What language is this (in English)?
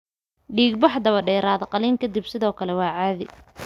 Somali